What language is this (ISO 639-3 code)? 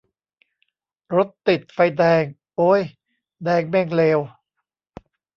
tha